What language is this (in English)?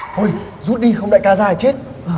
Vietnamese